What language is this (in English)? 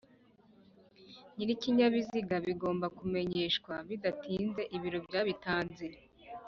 Kinyarwanda